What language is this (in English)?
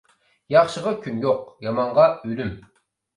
Uyghur